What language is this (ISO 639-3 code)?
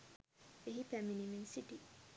sin